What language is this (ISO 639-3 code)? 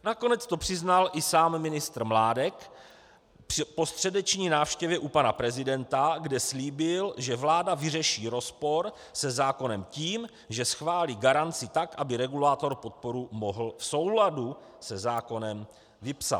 ces